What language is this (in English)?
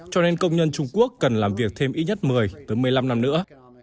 Vietnamese